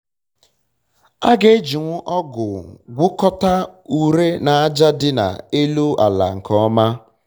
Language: Igbo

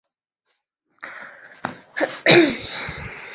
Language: Chinese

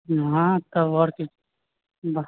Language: Maithili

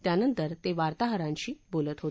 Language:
Marathi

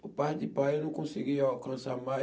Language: Portuguese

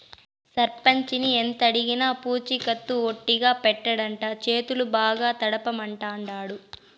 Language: Telugu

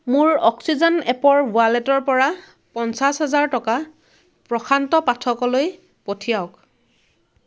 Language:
Assamese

